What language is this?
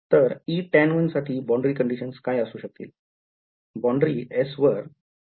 Marathi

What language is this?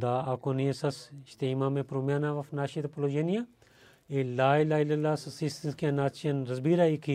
Bulgarian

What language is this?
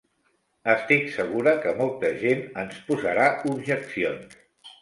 Catalan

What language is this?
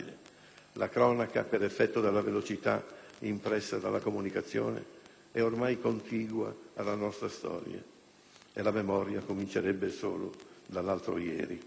Italian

